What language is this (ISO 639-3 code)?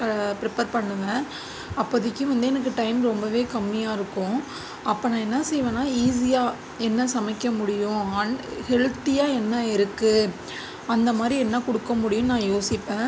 tam